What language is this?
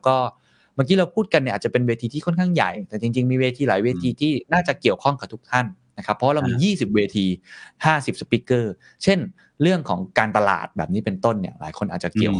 Thai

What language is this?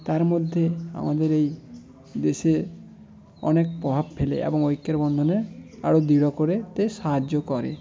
Bangla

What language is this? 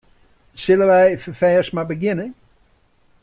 Western Frisian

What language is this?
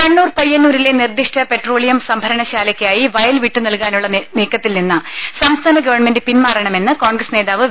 Malayalam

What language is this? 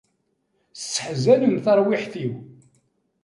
Kabyle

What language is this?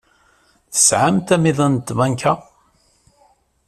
Kabyle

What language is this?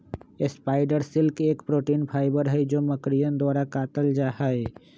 Magahi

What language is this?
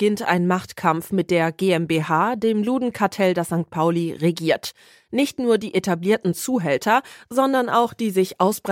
German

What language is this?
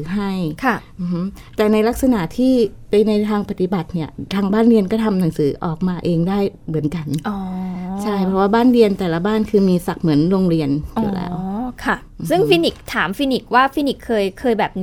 Thai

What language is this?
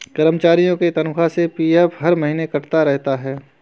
Hindi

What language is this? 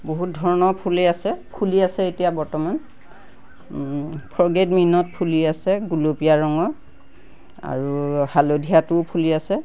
Assamese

